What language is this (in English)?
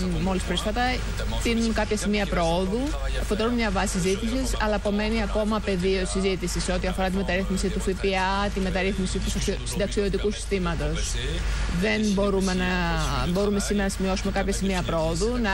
Greek